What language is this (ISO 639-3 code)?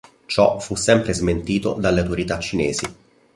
ita